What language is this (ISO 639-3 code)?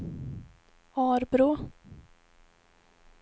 swe